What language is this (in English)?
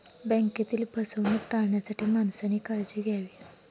Marathi